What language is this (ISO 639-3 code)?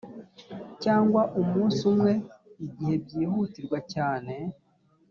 kin